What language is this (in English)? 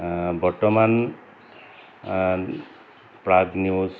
Assamese